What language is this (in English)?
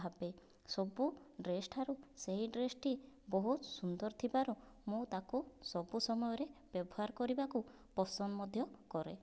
Odia